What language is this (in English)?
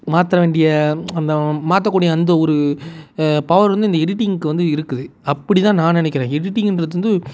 Tamil